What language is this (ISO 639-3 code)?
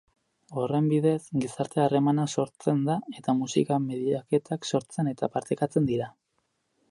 eus